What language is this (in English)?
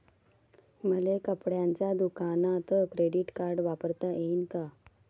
Marathi